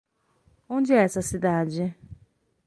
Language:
Portuguese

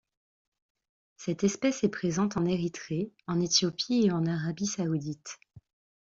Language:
French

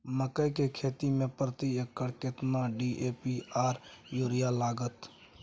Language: Maithili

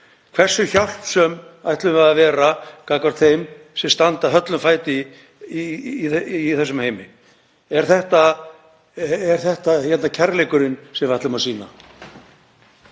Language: Icelandic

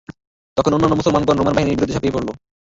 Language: Bangla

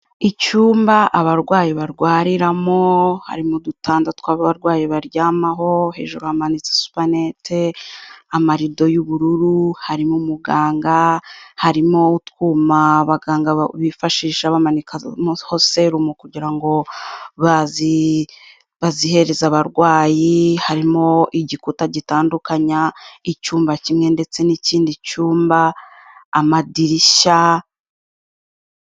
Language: Kinyarwanda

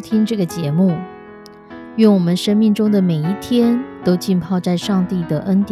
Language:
Chinese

